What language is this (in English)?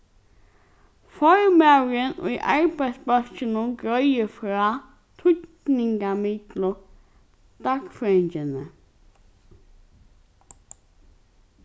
Faroese